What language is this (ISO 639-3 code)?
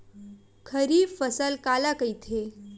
hne